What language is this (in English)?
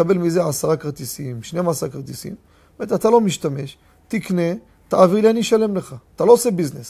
Hebrew